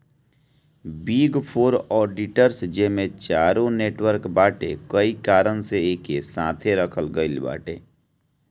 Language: Bhojpuri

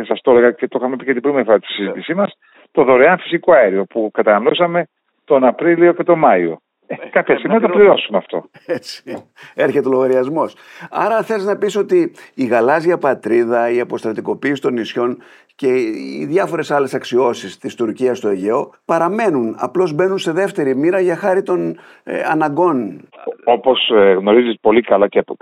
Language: Greek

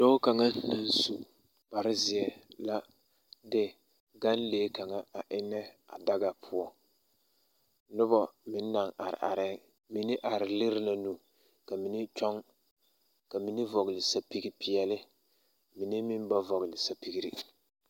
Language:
Southern Dagaare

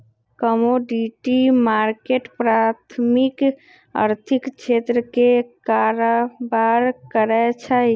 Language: Magahi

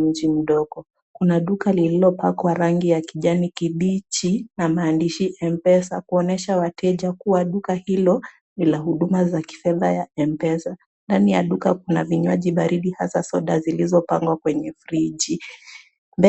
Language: Swahili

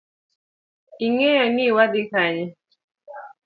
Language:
Luo (Kenya and Tanzania)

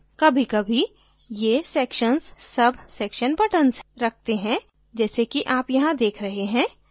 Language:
Hindi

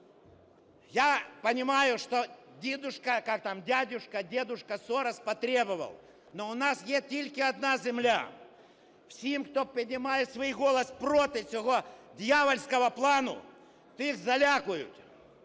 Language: Ukrainian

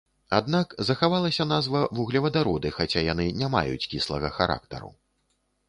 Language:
Belarusian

